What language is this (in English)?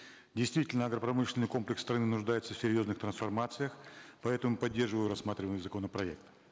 Kazakh